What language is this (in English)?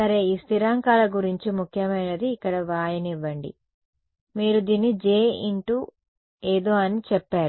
Telugu